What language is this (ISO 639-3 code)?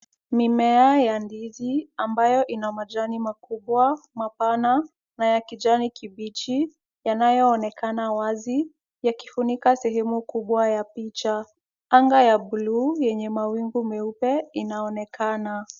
swa